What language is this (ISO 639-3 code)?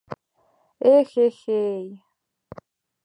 chm